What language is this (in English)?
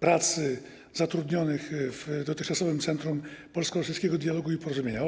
Polish